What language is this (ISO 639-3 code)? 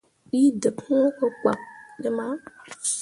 mua